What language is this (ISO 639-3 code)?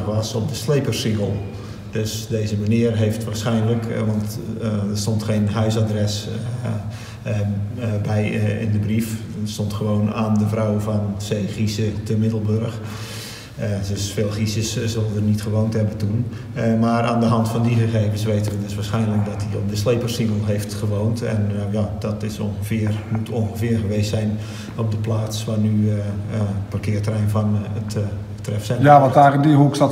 nld